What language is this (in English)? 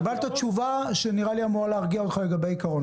Hebrew